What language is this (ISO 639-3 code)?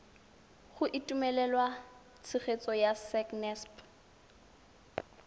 tsn